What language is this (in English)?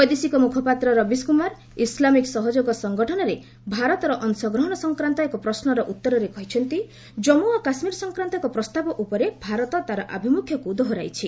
Odia